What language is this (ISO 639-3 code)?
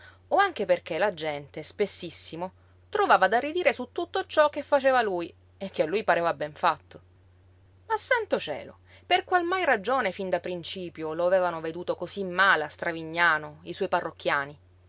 ita